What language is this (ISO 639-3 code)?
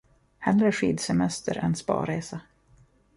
swe